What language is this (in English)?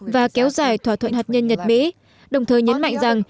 Vietnamese